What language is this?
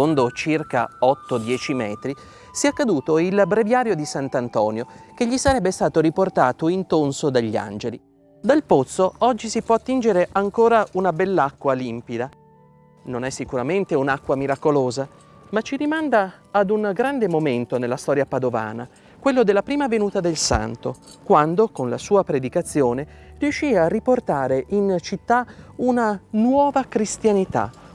Italian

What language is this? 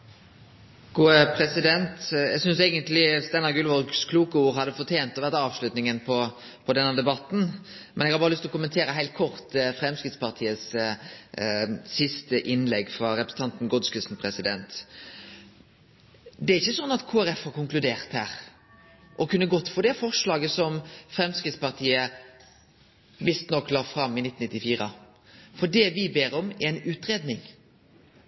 Norwegian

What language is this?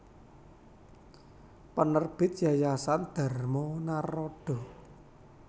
Javanese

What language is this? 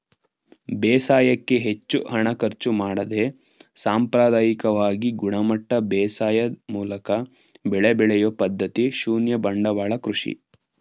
Kannada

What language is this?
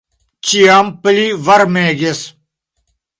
Esperanto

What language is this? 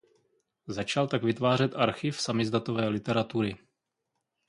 Czech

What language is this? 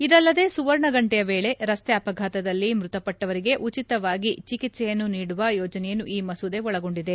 Kannada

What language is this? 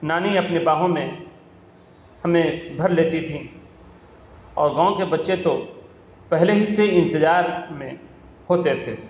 Urdu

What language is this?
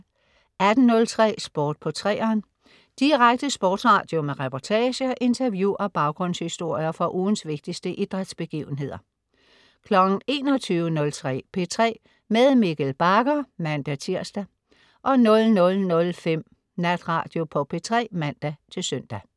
Danish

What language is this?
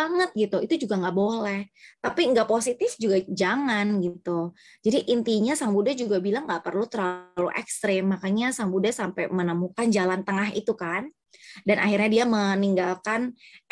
Indonesian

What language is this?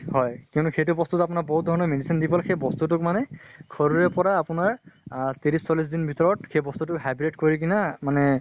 Assamese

